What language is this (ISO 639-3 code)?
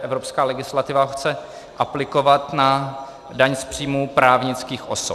ces